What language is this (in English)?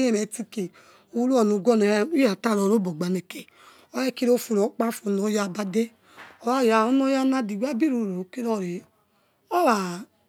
Yekhee